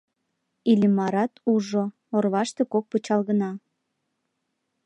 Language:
Mari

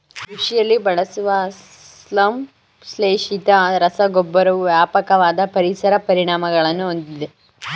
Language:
Kannada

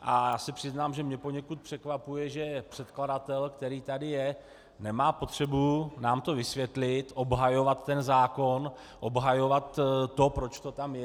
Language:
Czech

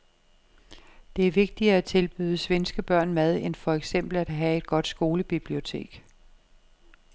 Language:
Danish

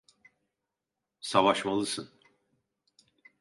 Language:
Turkish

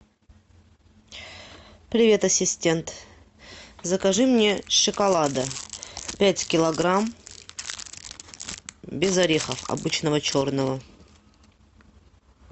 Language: Russian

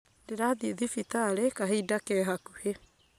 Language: Kikuyu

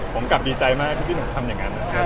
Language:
Thai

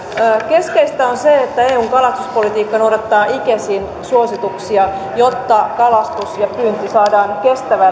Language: Finnish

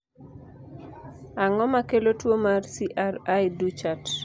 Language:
Luo (Kenya and Tanzania)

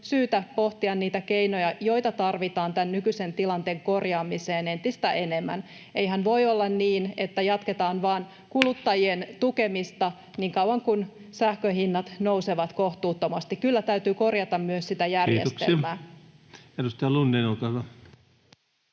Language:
Finnish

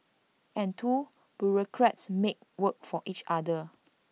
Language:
English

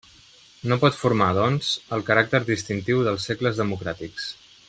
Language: Catalan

